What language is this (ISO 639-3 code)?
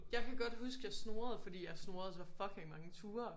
dan